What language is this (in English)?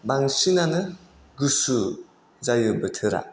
Bodo